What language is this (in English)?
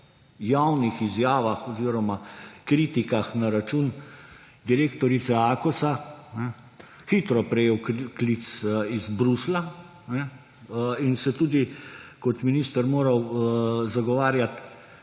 Slovenian